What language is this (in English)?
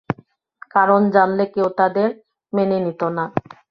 Bangla